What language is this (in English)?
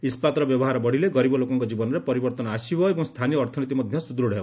Odia